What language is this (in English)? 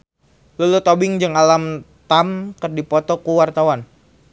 Sundanese